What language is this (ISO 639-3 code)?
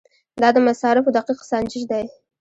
pus